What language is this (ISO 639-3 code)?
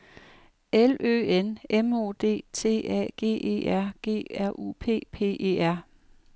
dan